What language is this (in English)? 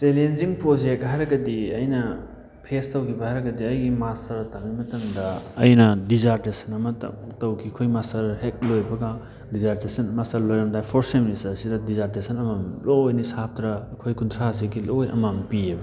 Manipuri